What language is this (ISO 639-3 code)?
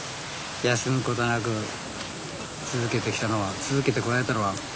jpn